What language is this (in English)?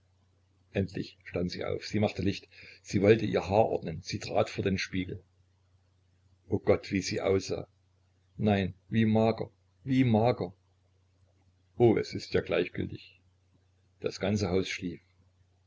German